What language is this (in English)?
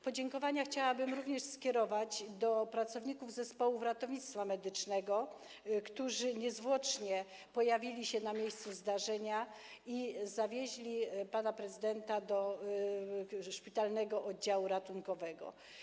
Polish